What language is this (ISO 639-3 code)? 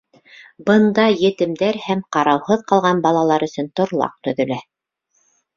bak